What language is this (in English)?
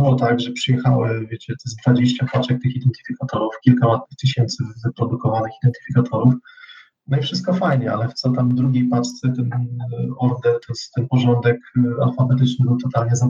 Polish